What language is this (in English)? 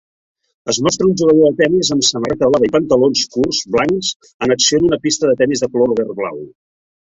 Catalan